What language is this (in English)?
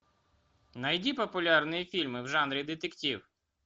Russian